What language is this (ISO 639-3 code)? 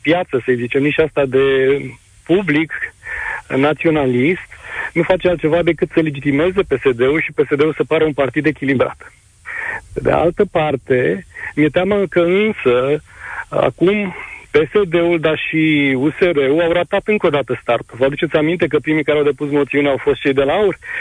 ron